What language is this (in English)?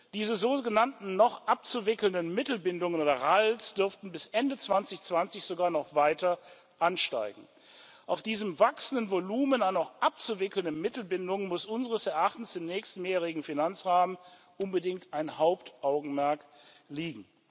German